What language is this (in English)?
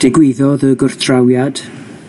Welsh